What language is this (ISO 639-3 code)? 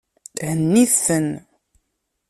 kab